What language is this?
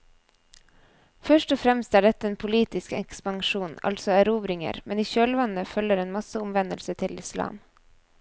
Norwegian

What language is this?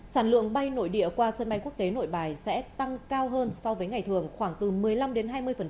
Vietnamese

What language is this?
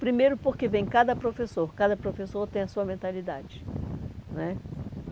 Portuguese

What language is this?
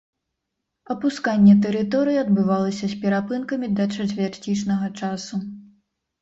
Belarusian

